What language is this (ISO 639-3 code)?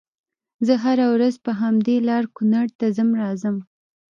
pus